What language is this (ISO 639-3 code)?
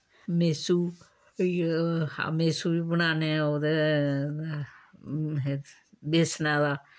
doi